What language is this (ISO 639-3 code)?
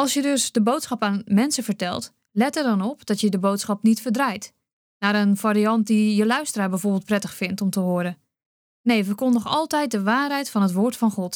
nld